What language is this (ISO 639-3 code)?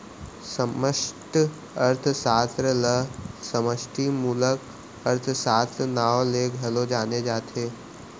hne